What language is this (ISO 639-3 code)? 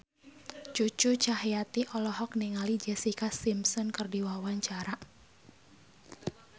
sun